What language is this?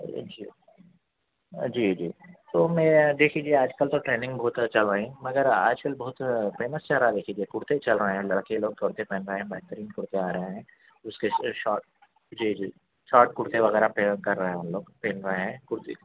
Urdu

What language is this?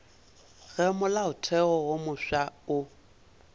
Northern Sotho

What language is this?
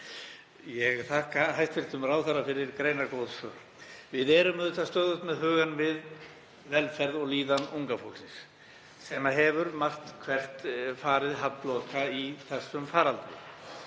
Icelandic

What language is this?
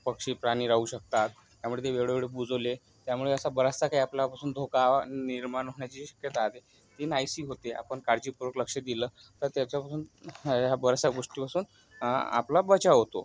Marathi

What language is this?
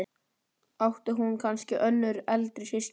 Icelandic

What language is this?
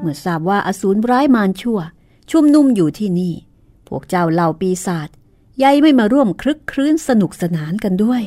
Thai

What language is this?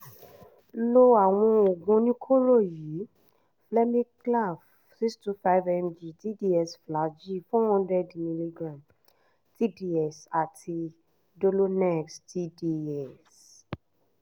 Yoruba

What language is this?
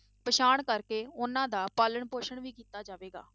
Punjabi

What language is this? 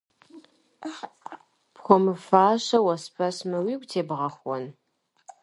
Kabardian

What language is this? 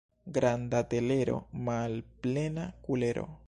Esperanto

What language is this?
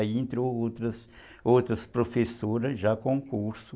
Portuguese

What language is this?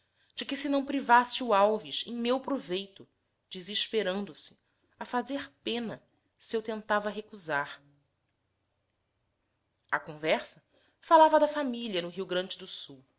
Portuguese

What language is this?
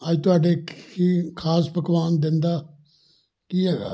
Punjabi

